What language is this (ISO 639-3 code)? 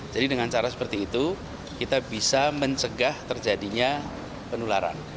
ind